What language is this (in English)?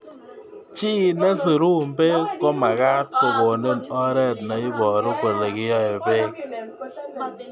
Kalenjin